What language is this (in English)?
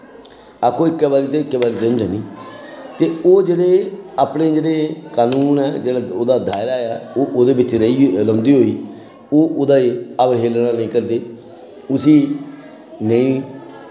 Dogri